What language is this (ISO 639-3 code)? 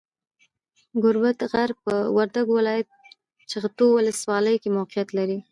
pus